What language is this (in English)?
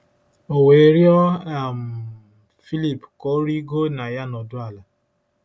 Igbo